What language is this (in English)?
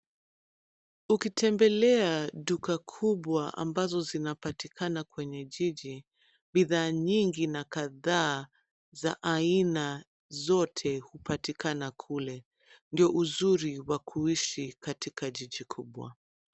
Swahili